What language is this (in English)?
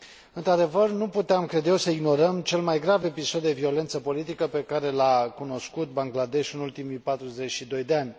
Romanian